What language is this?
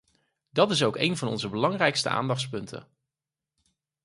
Dutch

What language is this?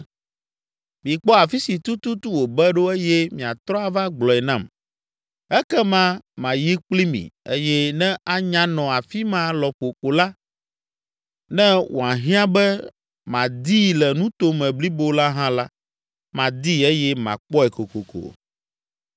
Ewe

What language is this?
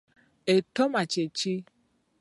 Ganda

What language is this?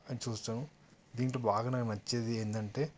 Telugu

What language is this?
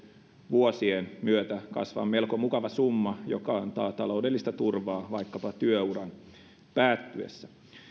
Finnish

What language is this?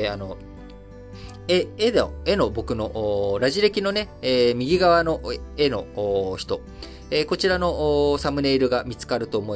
Japanese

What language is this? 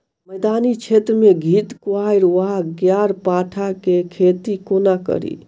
Maithili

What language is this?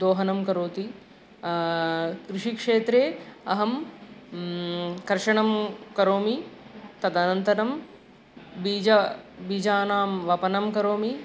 Sanskrit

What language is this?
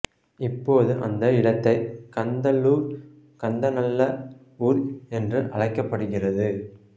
Tamil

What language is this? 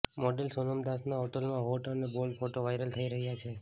Gujarati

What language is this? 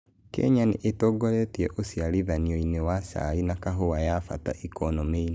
Kikuyu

